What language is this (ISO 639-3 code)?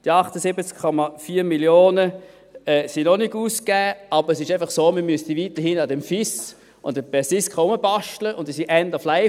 gsw